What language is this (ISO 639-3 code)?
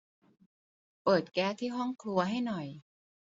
tha